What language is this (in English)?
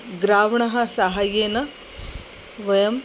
Sanskrit